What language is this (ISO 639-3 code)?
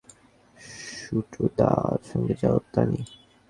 ben